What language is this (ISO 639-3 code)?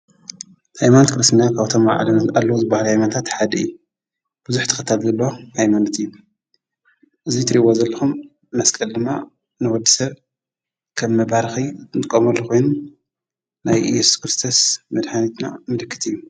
tir